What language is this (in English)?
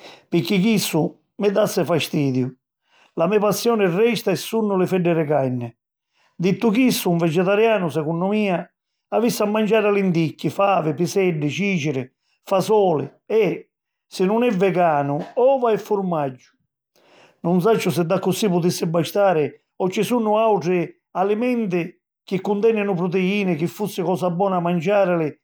Sicilian